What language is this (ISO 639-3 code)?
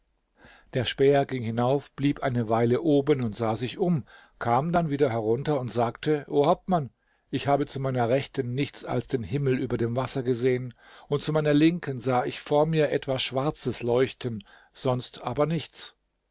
deu